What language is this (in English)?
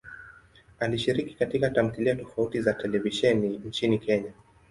Swahili